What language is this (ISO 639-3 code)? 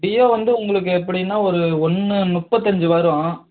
tam